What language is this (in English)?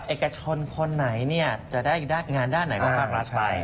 Thai